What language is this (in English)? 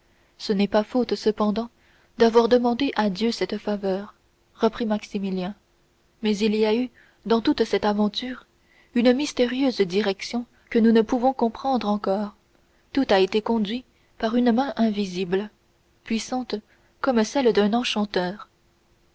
French